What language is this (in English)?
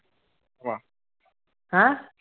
Punjabi